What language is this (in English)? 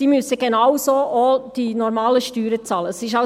Swiss German